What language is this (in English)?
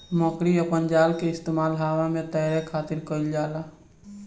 Bhojpuri